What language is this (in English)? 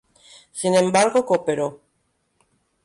Spanish